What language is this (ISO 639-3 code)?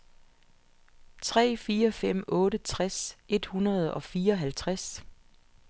dan